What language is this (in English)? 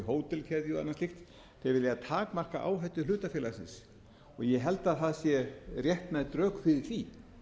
Icelandic